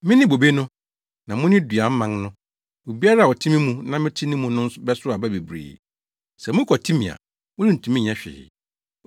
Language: Akan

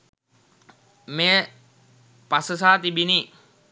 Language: Sinhala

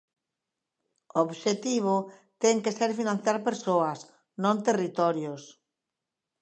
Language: Galician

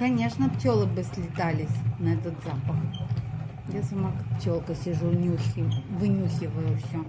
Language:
Russian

